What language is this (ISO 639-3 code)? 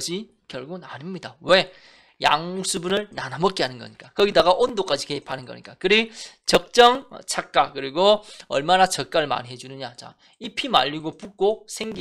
kor